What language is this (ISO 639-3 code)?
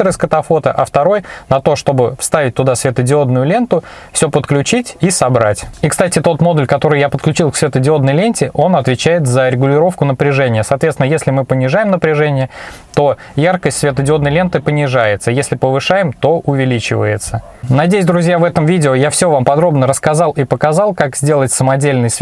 rus